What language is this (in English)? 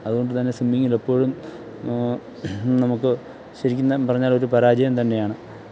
Malayalam